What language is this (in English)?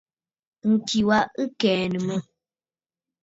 Bafut